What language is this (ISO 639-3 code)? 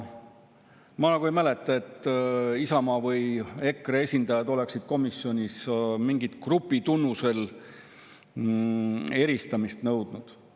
est